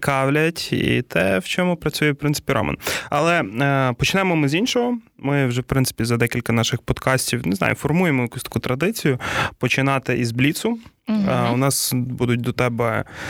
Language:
Ukrainian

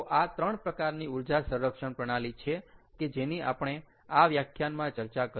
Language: Gujarati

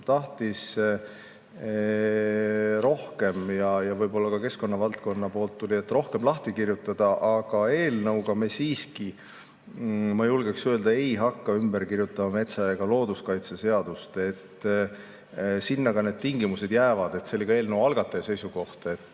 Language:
Estonian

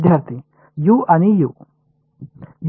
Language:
Marathi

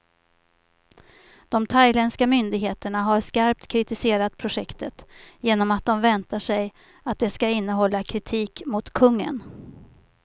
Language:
Swedish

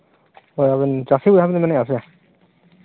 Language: Santali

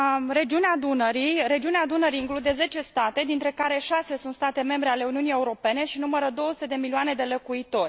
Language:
Romanian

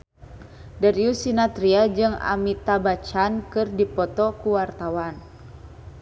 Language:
Sundanese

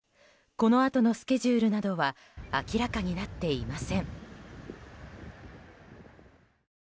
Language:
Japanese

